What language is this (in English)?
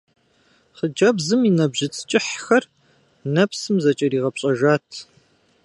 Kabardian